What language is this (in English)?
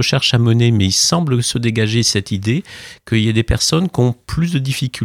French